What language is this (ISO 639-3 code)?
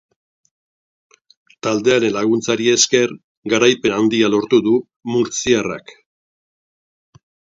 eus